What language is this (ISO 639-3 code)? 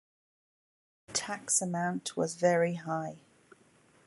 eng